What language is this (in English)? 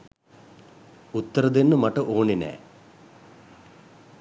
Sinhala